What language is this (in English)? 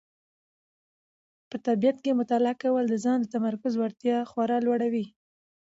Pashto